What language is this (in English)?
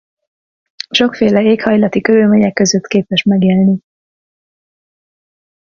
Hungarian